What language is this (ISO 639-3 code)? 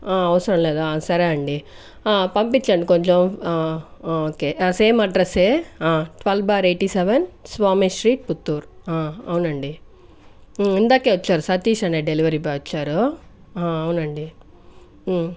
tel